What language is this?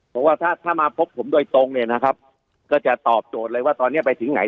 Thai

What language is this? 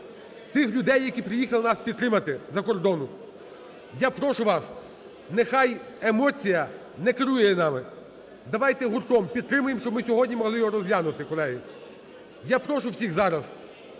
Ukrainian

